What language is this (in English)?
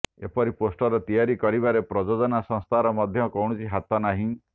Odia